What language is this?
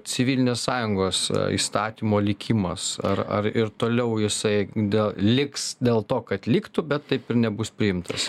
Lithuanian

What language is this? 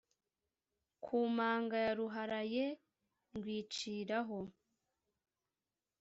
Kinyarwanda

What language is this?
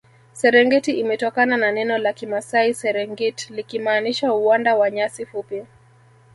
Swahili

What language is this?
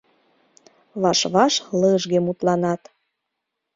Mari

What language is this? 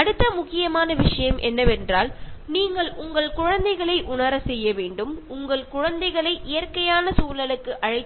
Malayalam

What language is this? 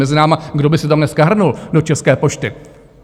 Czech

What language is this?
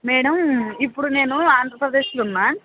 Telugu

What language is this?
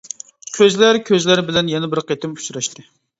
Uyghur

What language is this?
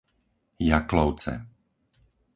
Slovak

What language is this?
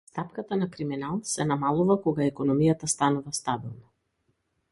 Macedonian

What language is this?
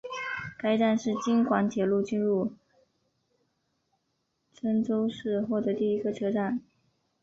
Chinese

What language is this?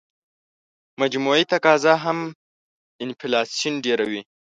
Pashto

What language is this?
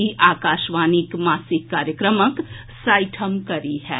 Maithili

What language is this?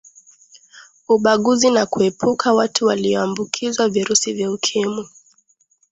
Swahili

